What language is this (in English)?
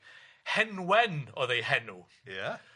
Welsh